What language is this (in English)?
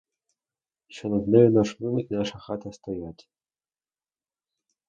Ukrainian